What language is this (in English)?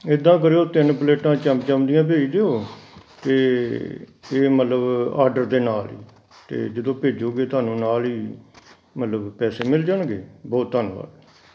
Punjabi